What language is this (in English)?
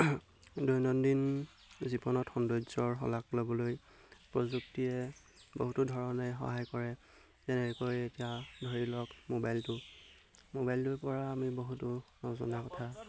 Assamese